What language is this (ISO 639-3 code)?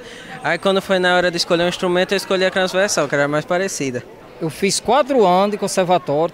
por